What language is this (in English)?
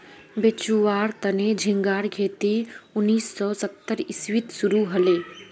Magahi